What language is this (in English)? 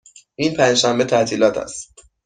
Persian